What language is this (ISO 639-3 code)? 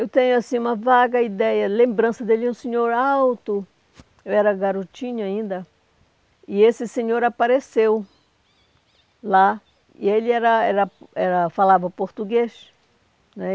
por